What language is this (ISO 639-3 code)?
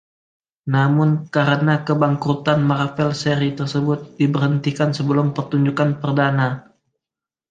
ind